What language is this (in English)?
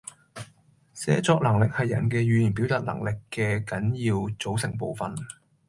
Cantonese